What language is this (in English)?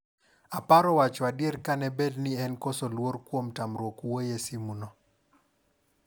Luo (Kenya and Tanzania)